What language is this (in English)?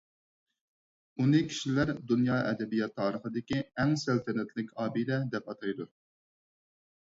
Uyghur